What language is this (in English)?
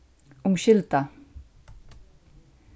Faroese